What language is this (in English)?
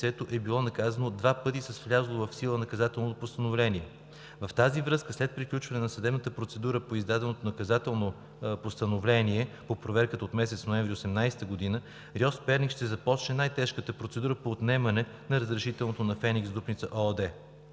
Bulgarian